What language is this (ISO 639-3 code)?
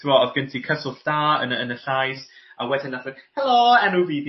cym